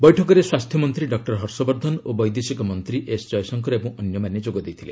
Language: Odia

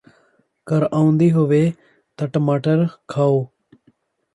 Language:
Punjabi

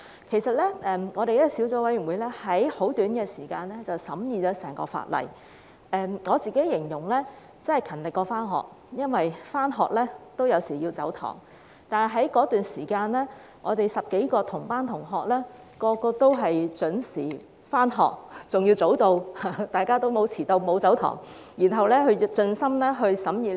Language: Cantonese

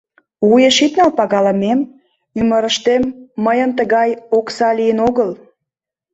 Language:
Mari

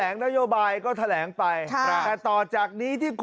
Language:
Thai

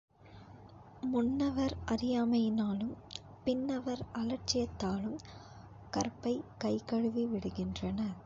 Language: Tamil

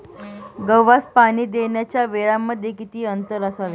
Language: Marathi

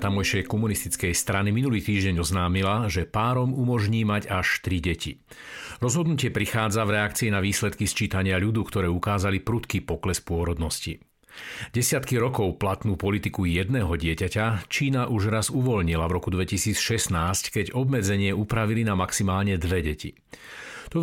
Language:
Slovak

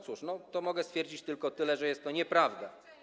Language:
Polish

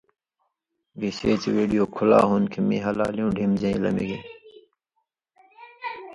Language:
Indus Kohistani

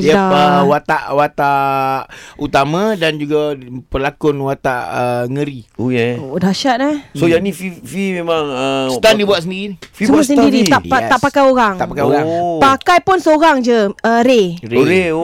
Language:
Malay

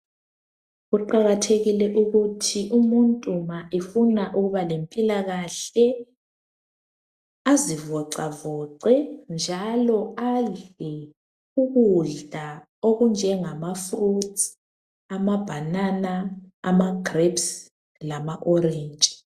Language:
North Ndebele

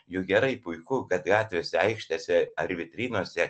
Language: Lithuanian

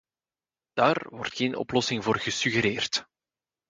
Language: Dutch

